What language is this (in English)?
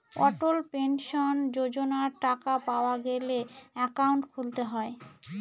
Bangla